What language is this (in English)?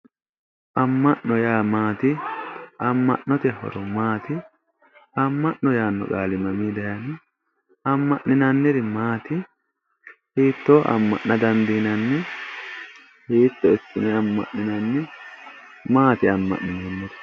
Sidamo